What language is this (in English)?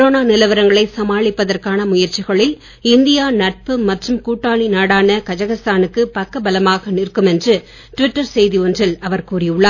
Tamil